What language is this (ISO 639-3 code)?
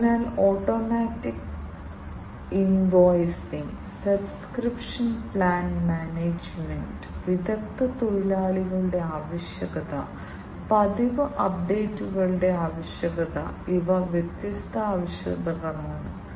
mal